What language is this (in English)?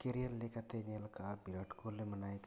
Santali